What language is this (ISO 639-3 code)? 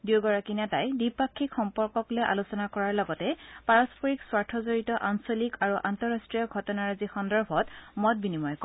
asm